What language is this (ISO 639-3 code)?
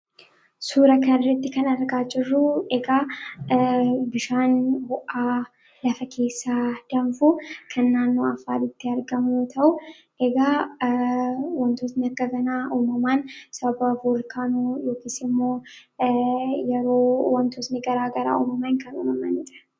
orm